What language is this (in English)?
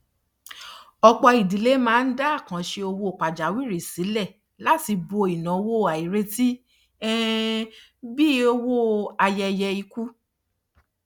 Yoruba